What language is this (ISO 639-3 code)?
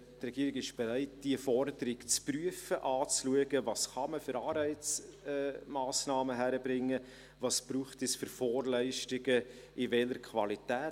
gsw